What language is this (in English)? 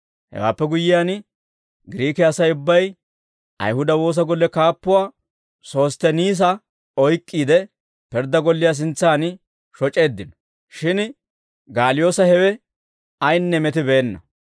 Dawro